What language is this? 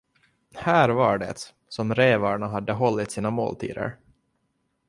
Swedish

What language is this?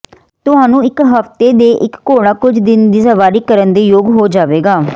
Punjabi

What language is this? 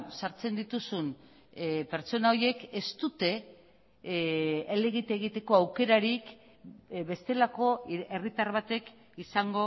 Basque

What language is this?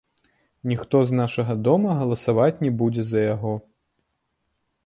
Belarusian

